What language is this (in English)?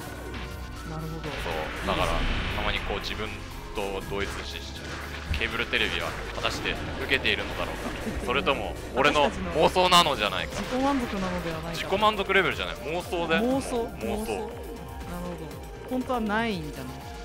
Japanese